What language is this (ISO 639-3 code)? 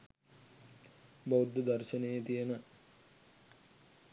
sin